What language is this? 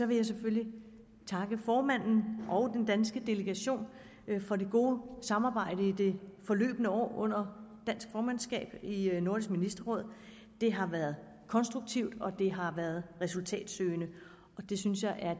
Danish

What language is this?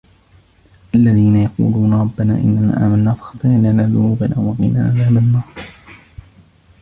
Arabic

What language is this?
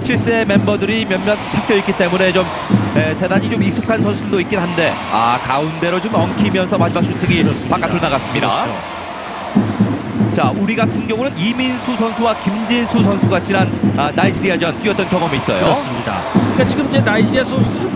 Korean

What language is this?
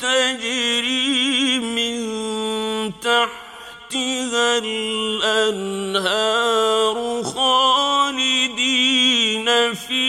Arabic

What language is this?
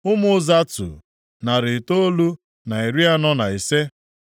Igbo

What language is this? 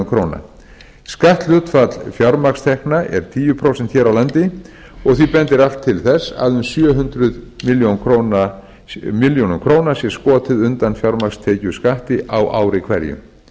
Icelandic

